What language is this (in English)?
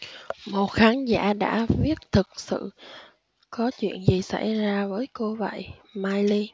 Vietnamese